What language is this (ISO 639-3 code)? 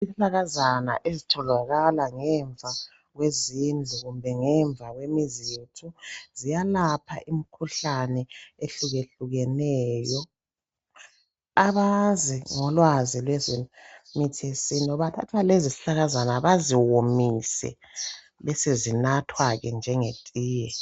nde